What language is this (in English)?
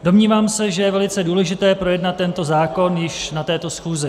Czech